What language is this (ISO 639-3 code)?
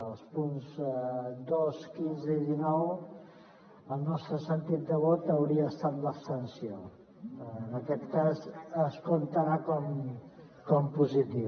cat